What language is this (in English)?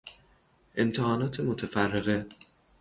Persian